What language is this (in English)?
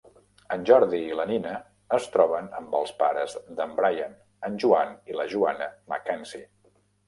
Catalan